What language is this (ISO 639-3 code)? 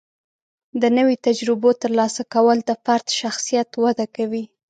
pus